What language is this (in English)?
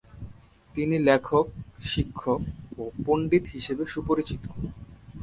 Bangla